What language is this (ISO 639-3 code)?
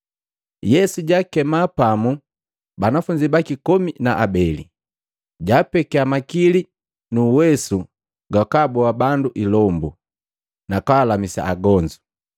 mgv